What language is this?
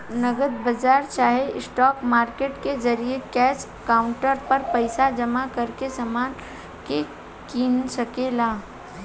Bhojpuri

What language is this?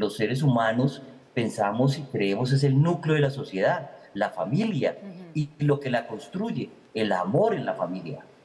Spanish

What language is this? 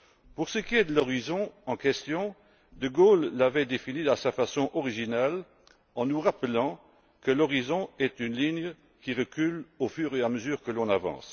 French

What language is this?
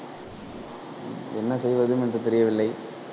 Tamil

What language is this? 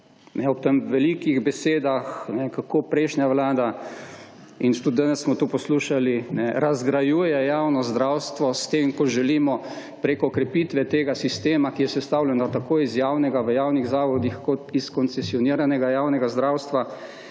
Slovenian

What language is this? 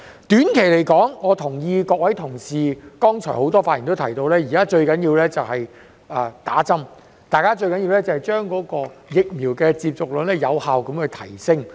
Cantonese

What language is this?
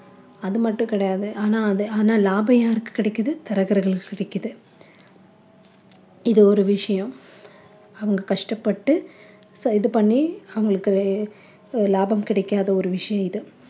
Tamil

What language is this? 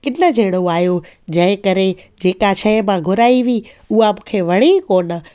Sindhi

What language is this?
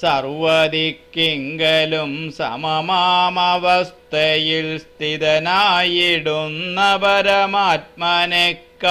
Romanian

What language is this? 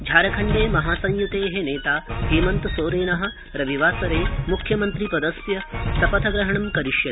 Sanskrit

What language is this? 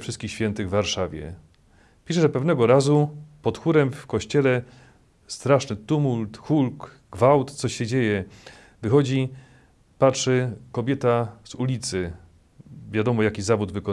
Polish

